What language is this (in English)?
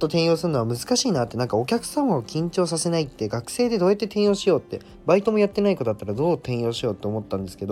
Japanese